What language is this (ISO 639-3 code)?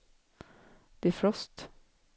swe